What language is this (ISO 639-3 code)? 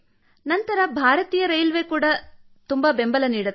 kan